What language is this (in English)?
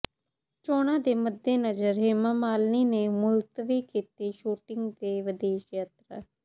Punjabi